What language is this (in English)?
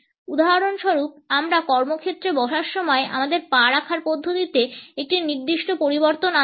Bangla